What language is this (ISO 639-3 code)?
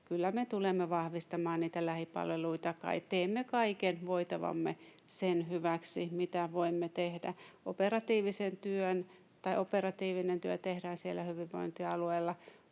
fin